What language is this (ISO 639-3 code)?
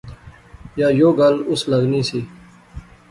phr